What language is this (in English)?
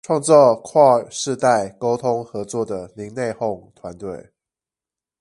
Chinese